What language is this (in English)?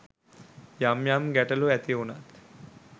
Sinhala